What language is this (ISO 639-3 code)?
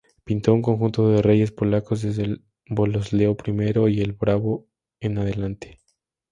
spa